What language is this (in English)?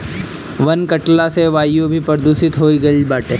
Bhojpuri